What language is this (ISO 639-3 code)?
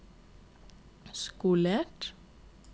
nor